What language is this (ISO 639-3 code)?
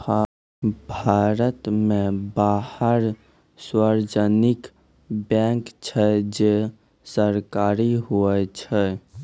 mai